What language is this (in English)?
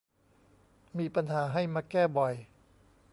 Thai